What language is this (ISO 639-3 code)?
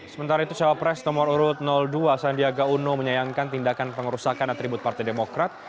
ind